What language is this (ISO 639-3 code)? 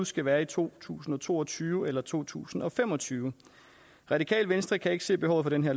dan